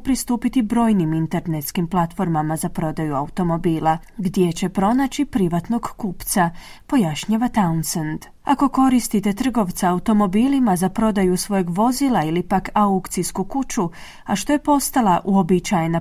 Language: Croatian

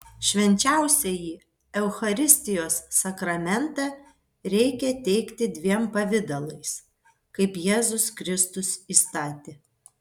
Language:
Lithuanian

